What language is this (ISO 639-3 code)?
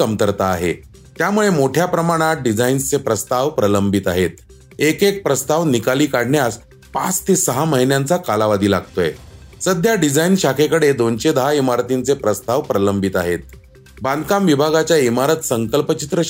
mar